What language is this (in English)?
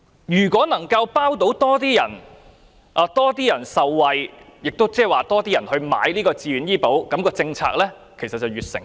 Cantonese